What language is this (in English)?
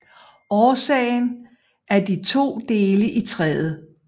Danish